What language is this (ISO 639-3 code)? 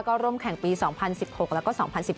tha